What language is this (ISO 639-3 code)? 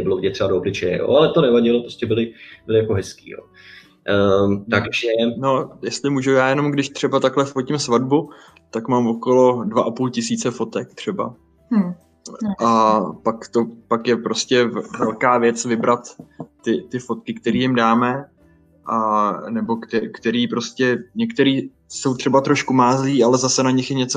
ces